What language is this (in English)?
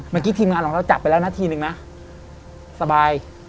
Thai